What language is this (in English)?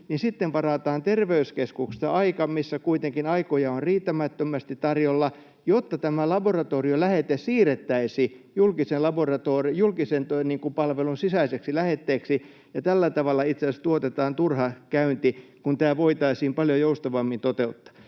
Finnish